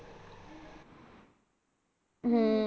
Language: Punjabi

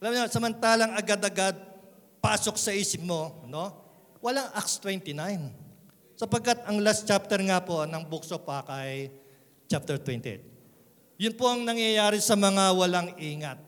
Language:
Filipino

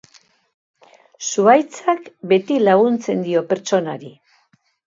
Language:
Basque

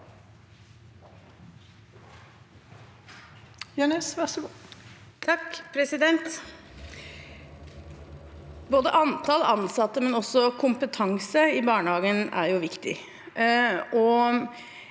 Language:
Norwegian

